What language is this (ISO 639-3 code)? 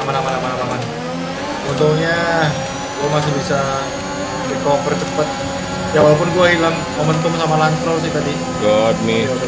ind